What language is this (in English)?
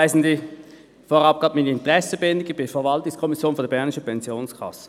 Swiss German